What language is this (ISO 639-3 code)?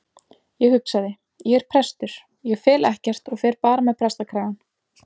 isl